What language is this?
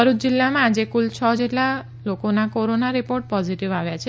Gujarati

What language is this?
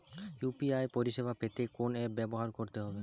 Bangla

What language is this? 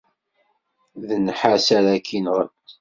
Kabyle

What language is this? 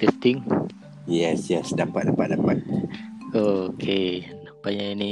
Malay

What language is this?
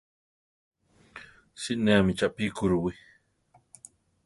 Central Tarahumara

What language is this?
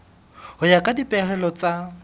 Southern Sotho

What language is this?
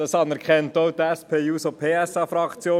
Swiss German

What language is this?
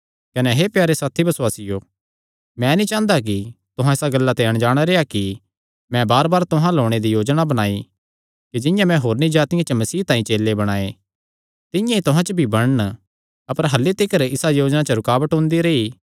Kangri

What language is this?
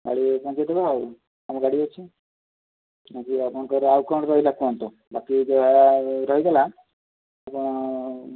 Odia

